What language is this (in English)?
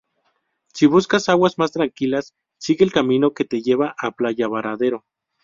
Spanish